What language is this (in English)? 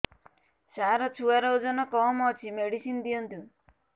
Odia